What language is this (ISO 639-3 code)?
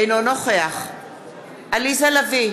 heb